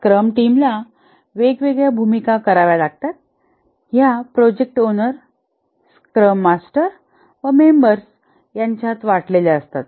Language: Marathi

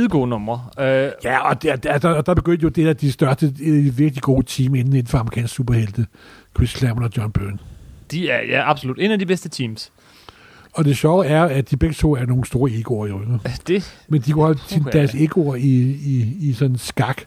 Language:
Danish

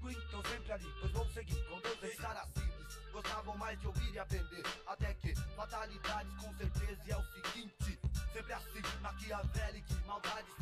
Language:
Portuguese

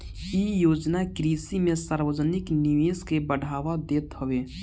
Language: Bhojpuri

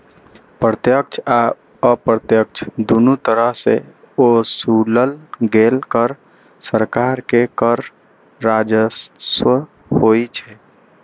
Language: Maithili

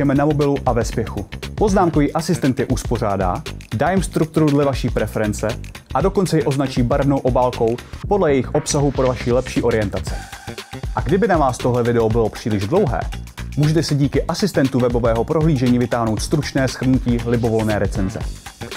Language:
Czech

